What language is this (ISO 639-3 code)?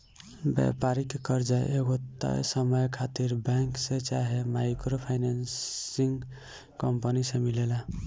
bho